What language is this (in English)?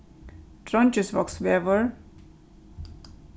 Faroese